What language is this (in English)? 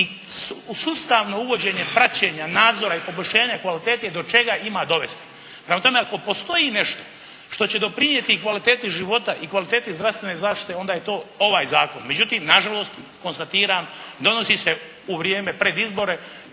Croatian